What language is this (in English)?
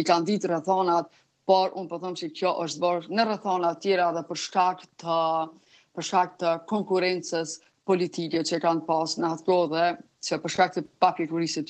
Romanian